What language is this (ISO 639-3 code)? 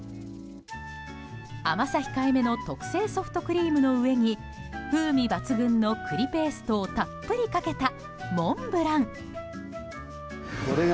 jpn